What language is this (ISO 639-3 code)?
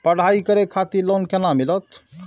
mai